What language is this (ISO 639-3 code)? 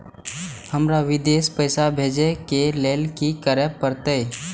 mai